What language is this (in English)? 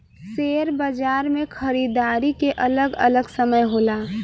Bhojpuri